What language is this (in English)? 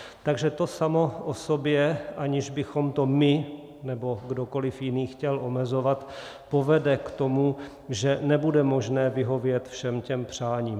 Czech